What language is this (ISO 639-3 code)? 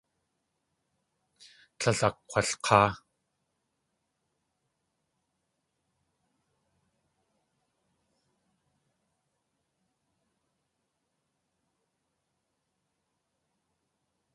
tli